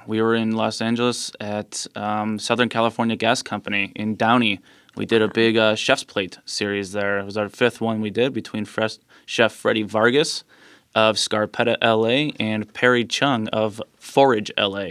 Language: English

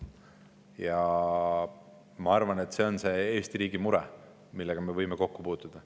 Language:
Estonian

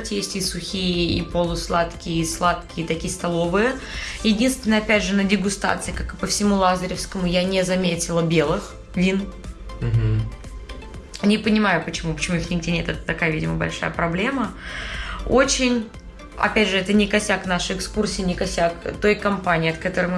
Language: Russian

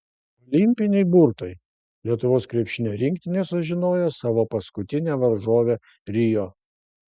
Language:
Lithuanian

